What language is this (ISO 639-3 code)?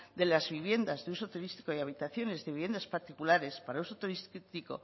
spa